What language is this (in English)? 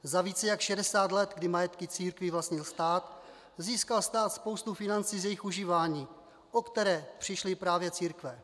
Czech